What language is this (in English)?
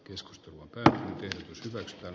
Finnish